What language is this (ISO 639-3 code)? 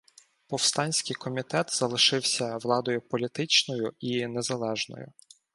ukr